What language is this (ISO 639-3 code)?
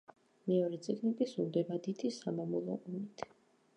kat